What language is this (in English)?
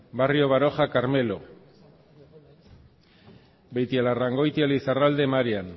Basque